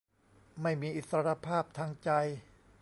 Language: Thai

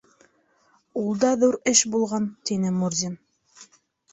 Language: Bashkir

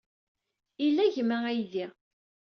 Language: Kabyle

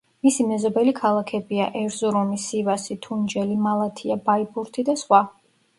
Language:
Georgian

